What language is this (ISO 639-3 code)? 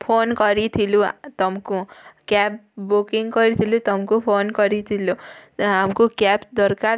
ori